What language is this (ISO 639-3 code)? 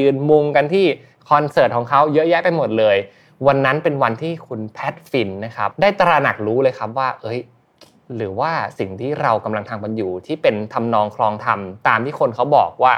tha